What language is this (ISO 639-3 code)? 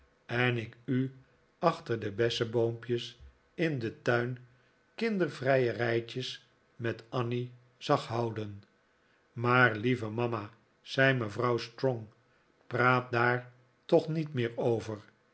nld